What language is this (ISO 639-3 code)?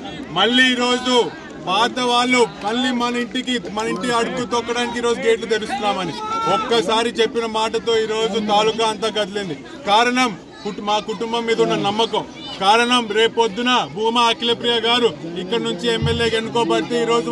tel